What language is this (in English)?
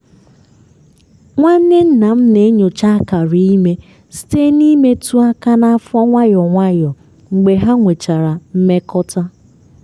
Igbo